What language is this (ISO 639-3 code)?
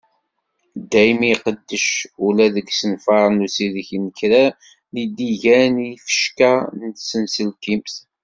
kab